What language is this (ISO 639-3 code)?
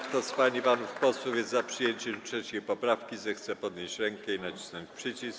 pol